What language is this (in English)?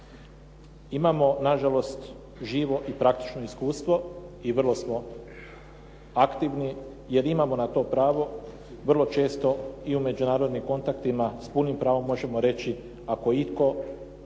Croatian